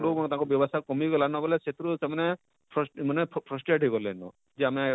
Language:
Odia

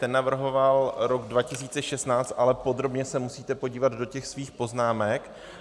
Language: Czech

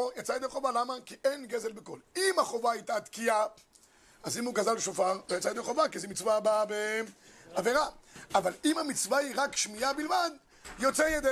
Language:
Hebrew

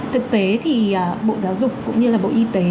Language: Vietnamese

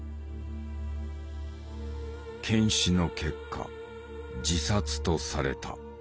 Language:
Japanese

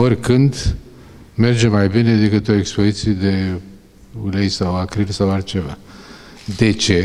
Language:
Romanian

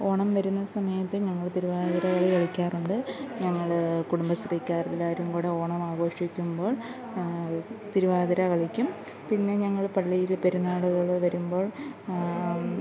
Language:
Malayalam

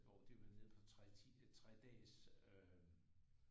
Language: Danish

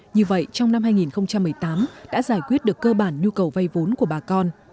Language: Vietnamese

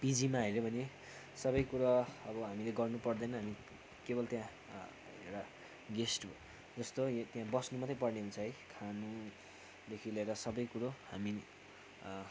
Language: Nepali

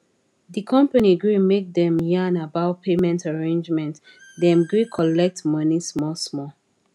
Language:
Nigerian Pidgin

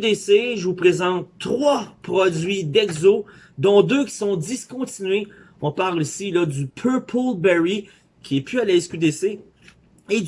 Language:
French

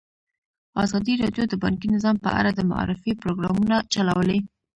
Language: Pashto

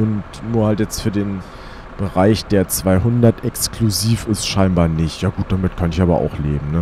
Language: German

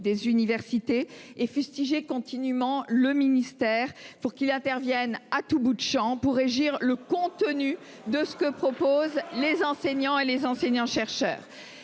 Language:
French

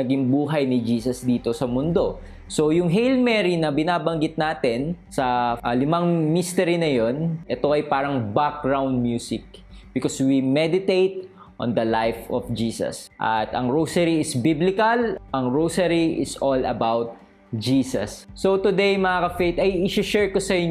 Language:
Filipino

